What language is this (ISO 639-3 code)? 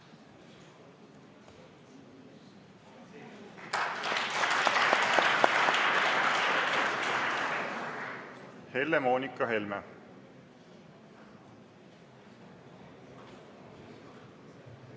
est